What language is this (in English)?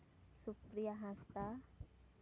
Santali